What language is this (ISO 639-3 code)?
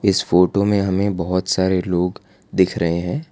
hin